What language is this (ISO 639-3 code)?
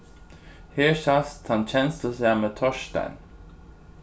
fao